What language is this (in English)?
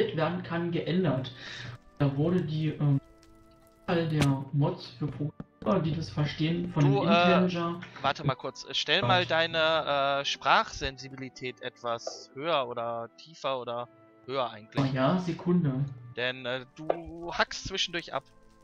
German